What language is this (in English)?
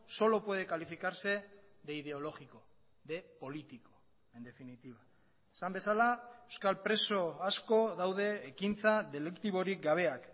Basque